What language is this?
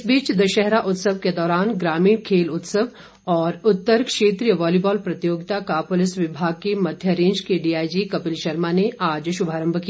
Hindi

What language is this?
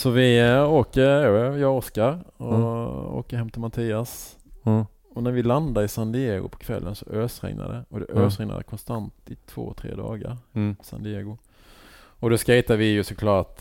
Swedish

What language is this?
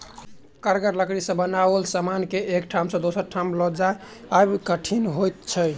Maithili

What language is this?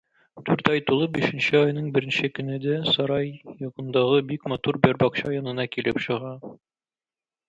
Tatar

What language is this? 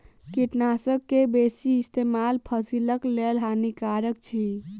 Maithili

